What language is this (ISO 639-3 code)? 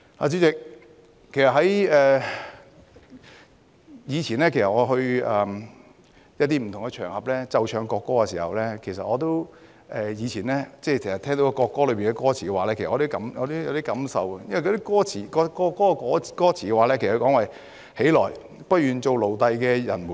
yue